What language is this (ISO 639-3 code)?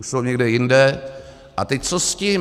ces